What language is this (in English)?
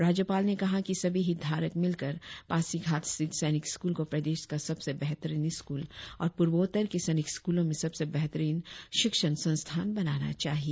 Hindi